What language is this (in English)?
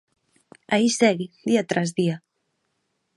Galician